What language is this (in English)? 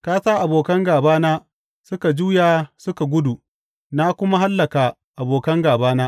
Hausa